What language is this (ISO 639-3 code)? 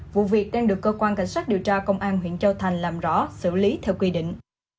vie